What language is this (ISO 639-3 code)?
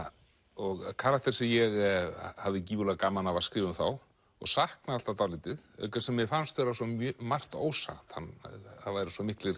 isl